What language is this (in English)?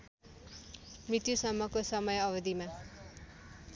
Nepali